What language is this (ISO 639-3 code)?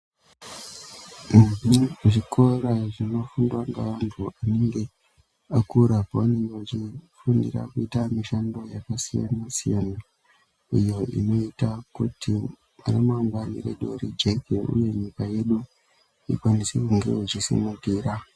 ndc